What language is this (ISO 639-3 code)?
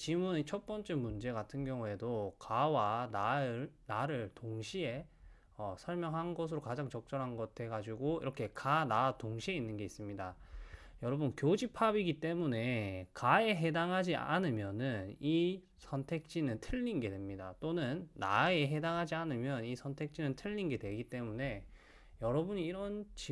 kor